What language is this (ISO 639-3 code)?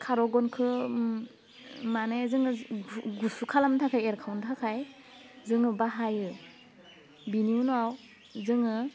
brx